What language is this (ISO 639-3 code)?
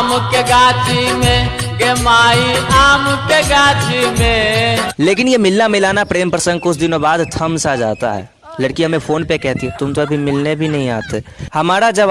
hin